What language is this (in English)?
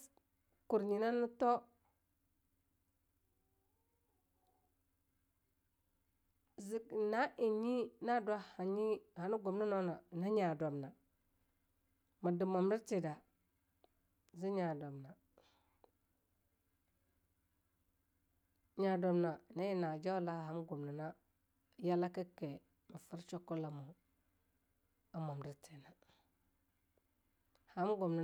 Longuda